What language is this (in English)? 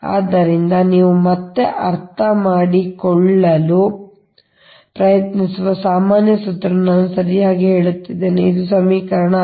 Kannada